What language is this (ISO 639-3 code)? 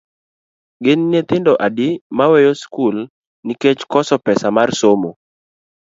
luo